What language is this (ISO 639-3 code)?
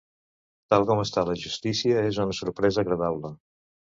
cat